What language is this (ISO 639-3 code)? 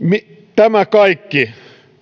fin